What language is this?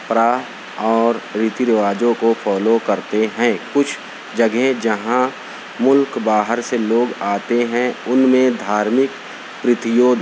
Urdu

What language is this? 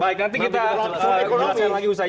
Indonesian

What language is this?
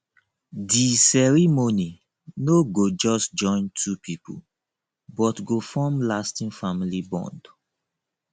Nigerian Pidgin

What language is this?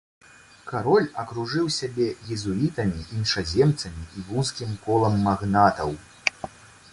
Belarusian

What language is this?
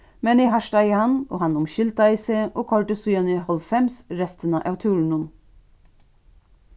Faroese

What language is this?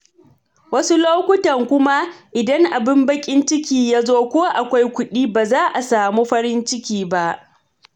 Hausa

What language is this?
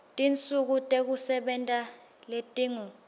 Swati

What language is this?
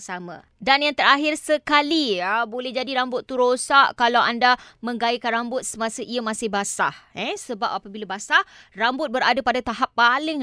Malay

